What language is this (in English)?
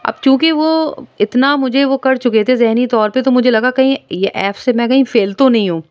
Urdu